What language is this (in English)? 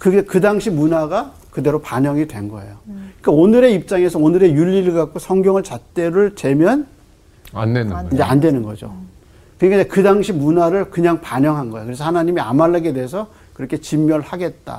Korean